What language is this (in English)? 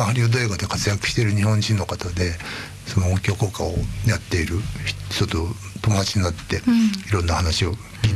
Japanese